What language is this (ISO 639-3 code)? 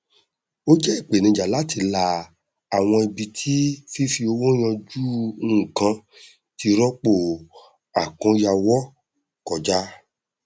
yor